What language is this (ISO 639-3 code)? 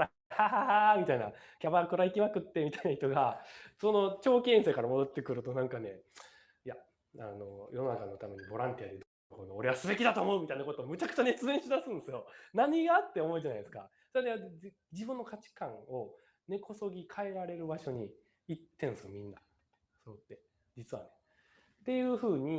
jpn